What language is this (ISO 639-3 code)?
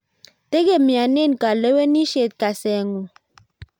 kln